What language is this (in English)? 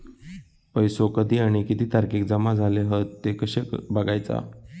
Marathi